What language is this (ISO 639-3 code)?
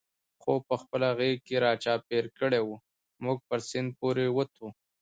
pus